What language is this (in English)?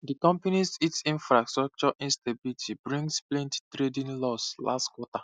Nigerian Pidgin